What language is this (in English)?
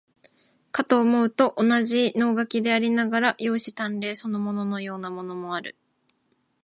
Japanese